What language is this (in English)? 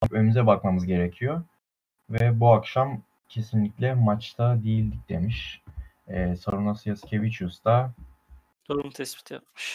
Turkish